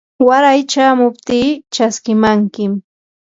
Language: Yanahuanca Pasco Quechua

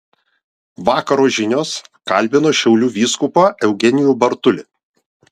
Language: Lithuanian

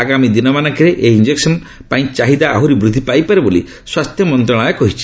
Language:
Odia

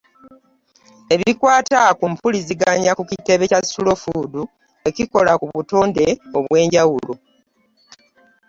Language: Ganda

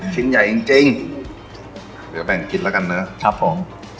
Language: Thai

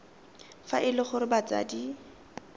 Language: Tswana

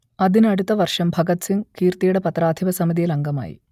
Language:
Malayalam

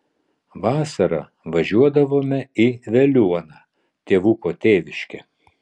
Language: Lithuanian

